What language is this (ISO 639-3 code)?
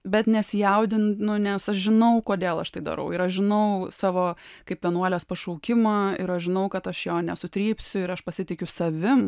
lit